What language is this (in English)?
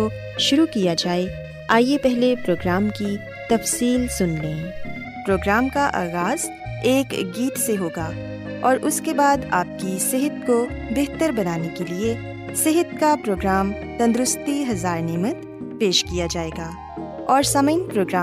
Urdu